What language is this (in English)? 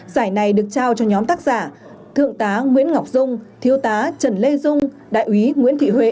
Vietnamese